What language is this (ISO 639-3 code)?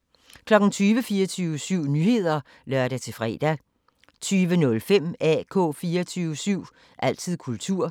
dan